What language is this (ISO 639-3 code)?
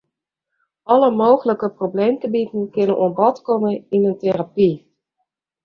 fry